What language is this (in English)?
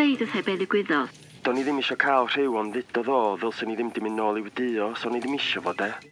Welsh